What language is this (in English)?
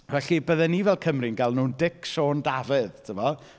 Welsh